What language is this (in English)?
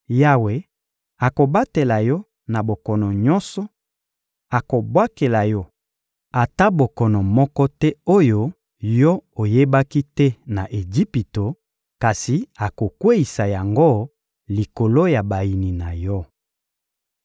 Lingala